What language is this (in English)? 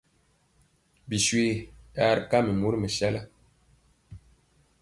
Mpiemo